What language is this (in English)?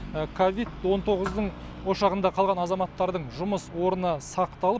Kazakh